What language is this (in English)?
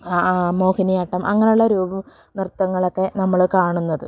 Malayalam